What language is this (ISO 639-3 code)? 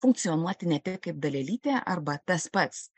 lit